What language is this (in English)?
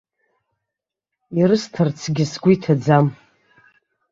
Abkhazian